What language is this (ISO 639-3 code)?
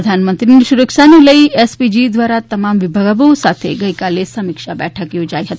guj